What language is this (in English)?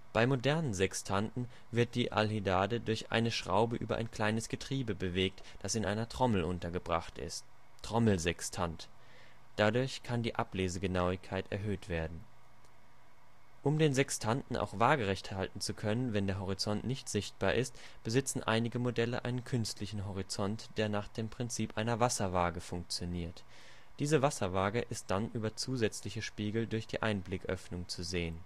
German